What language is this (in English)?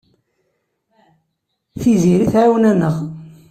Kabyle